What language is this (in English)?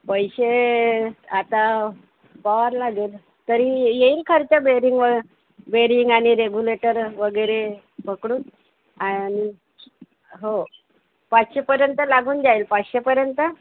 Marathi